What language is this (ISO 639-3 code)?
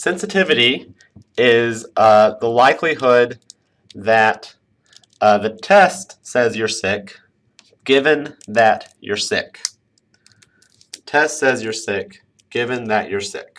eng